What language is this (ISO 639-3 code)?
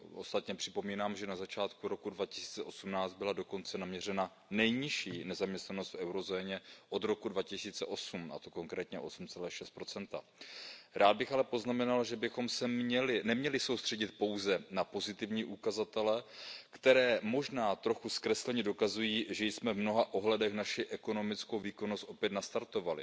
ces